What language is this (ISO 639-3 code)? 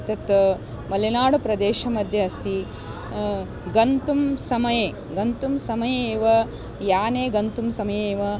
san